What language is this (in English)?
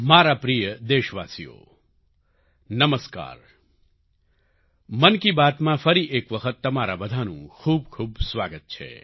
Gujarati